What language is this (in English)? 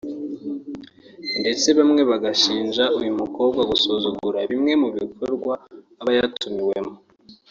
Kinyarwanda